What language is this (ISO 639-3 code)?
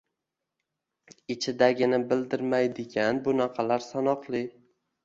uzb